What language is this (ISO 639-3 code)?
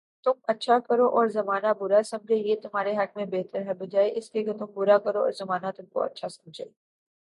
urd